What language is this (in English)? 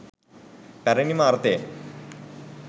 Sinhala